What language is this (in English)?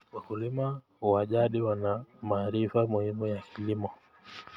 Kalenjin